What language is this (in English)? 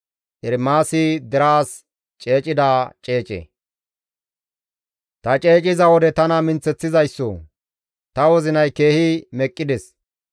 Gamo